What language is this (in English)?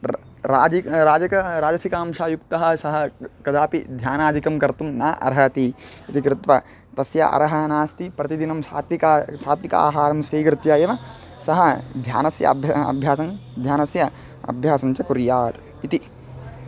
Sanskrit